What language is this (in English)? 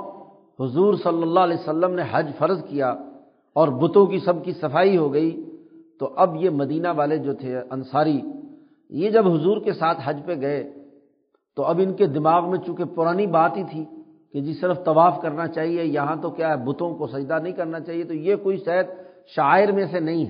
Urdu